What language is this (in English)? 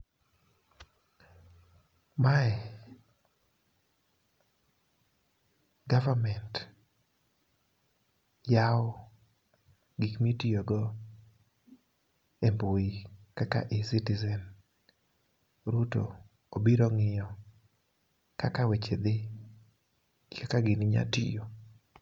Luo (Kenya and Tanzania)